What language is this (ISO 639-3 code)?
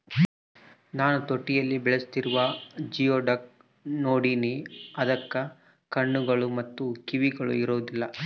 kan